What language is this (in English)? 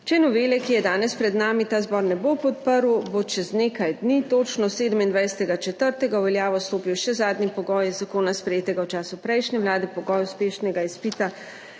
Slovenian